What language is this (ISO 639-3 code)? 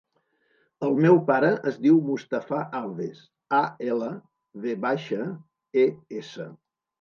cat